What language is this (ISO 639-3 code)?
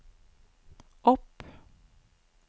nor